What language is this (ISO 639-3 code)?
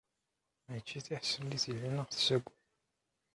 kab